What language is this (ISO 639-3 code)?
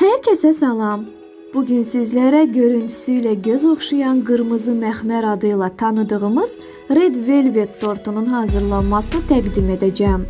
tur